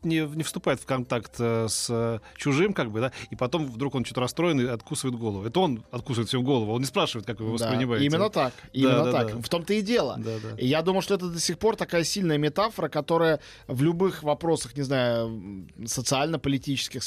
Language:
Russian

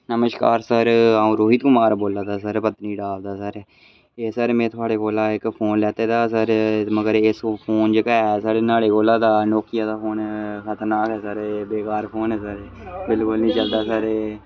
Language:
Dogri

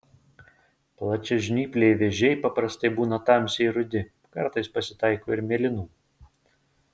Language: Lithuanian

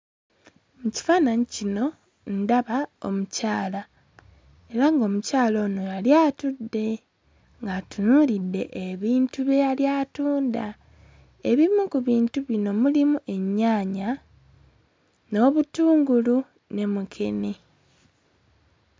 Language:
Ganda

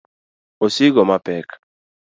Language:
Luo (Kenya and Tanzania)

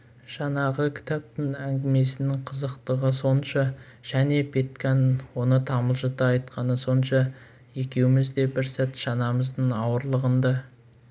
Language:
Kazakh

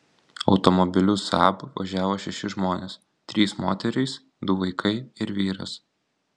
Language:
Lithuanian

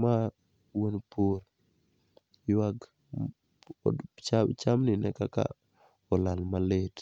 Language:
Luo (Kenya and Tanzania)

